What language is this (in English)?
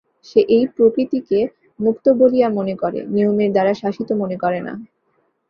Bangla